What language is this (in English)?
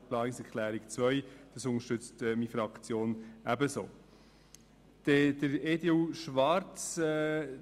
Swiss German